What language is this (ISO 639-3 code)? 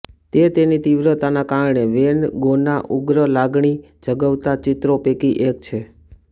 guj